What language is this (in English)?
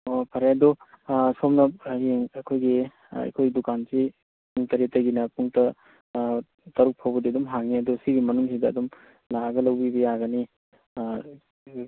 Manipuri